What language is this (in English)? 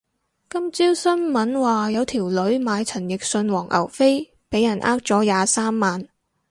Cantonese